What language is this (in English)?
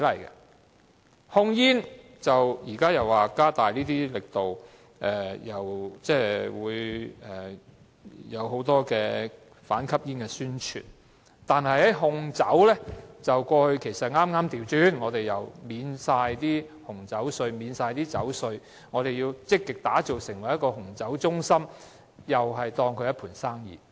Cantonese